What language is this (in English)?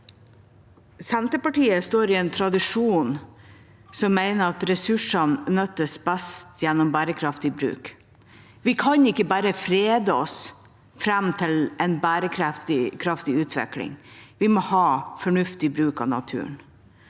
Norwegian